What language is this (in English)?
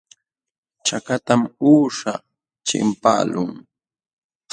Jauja Wanca Quechua